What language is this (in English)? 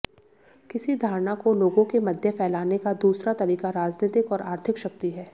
Hindi